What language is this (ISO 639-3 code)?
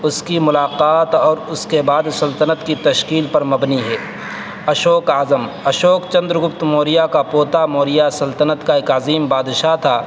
urd